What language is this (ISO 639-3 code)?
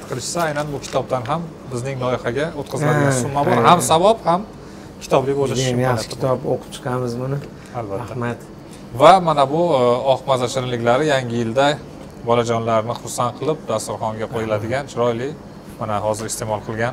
tur